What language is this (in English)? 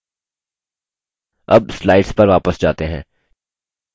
Hindi